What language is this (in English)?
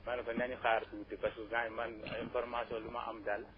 Wolof